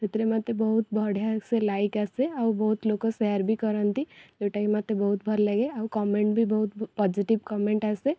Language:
Odia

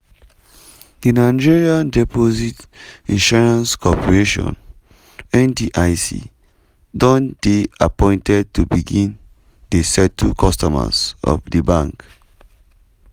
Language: Nigerian Pidgin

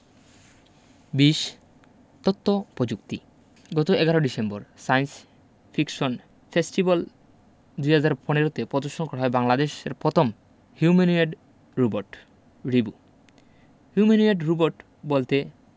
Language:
Bangla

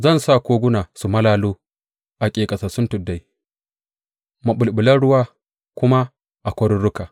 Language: Hausa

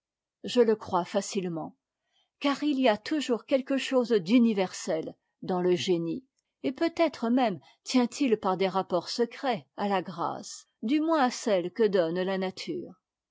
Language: French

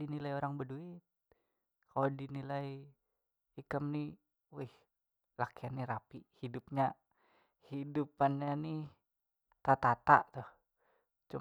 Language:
Banjar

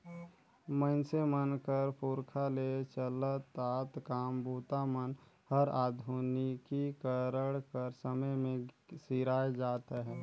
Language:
Chhattisgarhi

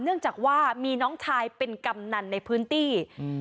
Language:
Thai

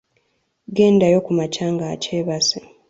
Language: Ganda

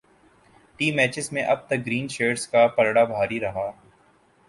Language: Urdu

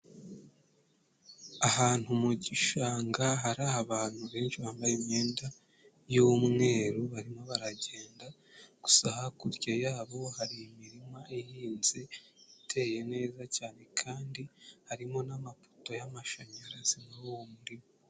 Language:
Kinyarwanda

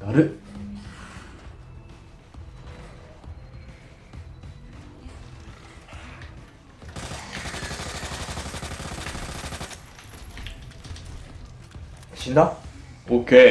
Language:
Japanese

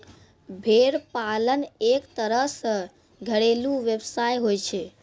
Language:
Maithili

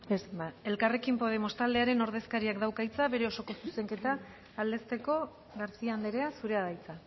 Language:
Basque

